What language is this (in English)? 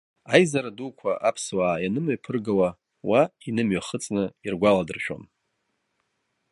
Abkhazian